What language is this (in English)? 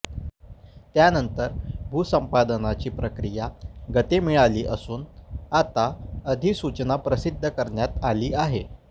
Marathi